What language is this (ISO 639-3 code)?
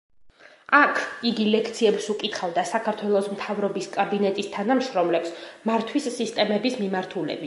kat